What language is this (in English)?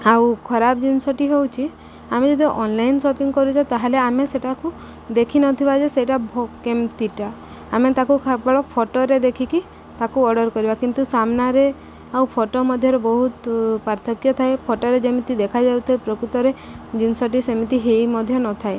Odia